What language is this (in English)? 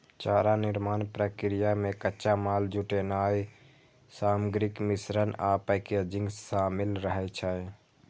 Maithili